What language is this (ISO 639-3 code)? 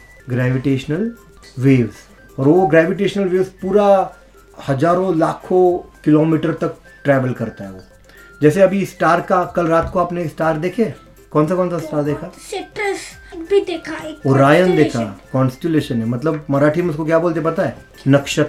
mar